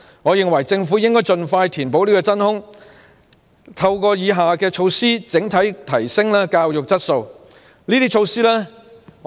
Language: Cantonese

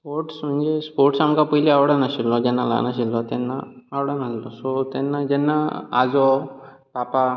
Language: Konkani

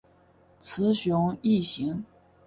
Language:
Chinese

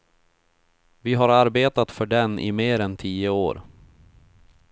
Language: Swedish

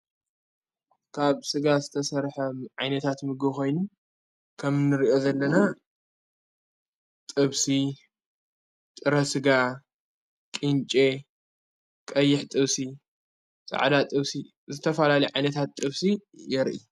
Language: Tigrinya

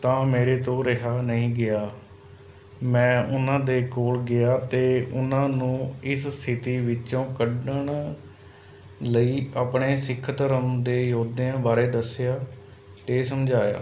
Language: Punjabi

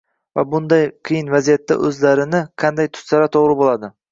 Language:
Uzbek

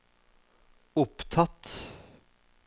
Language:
Norwegian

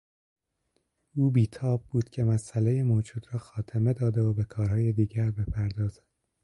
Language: Persian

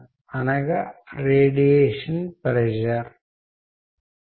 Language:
Telugu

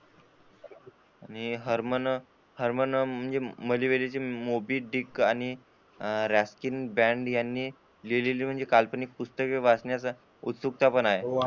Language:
Marathi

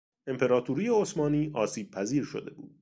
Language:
Persian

